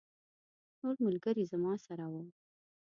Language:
Pashto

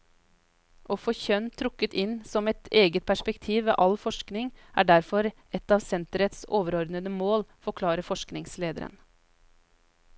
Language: Norwegian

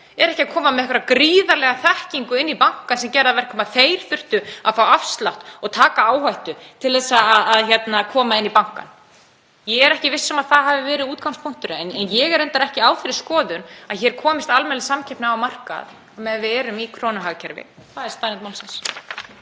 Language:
Icelandic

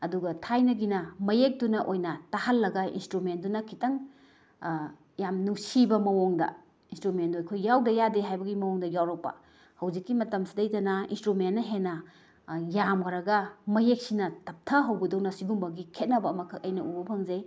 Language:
Manipuri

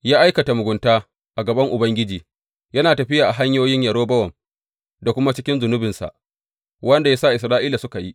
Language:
Hausa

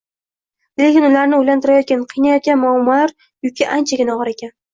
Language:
Uzbek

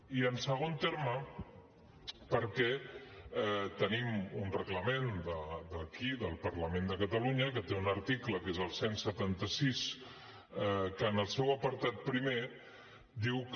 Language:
Catalan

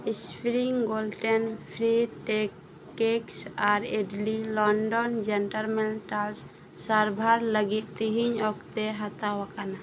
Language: Santali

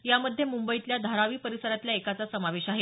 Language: Marathi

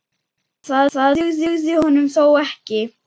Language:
Icelandic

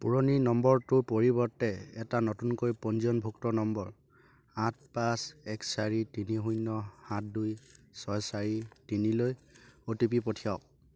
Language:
Assamese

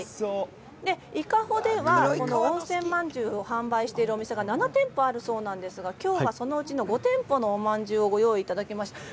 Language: Japanese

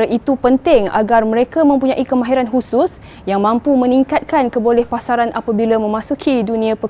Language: Malay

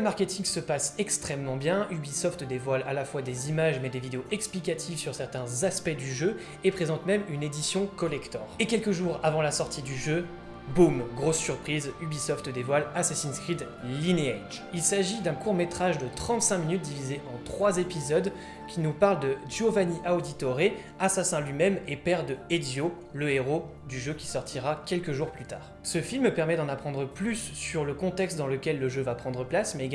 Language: French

